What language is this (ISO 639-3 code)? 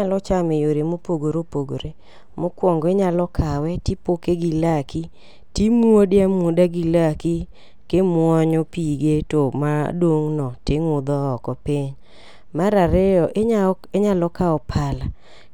luo